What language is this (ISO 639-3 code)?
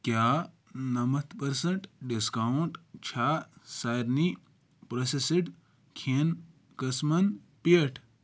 kas